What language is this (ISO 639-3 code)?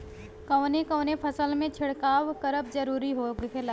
bho